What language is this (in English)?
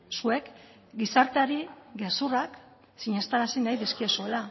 Basque